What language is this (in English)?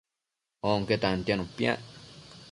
Matsés